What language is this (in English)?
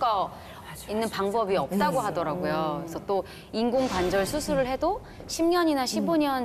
Korean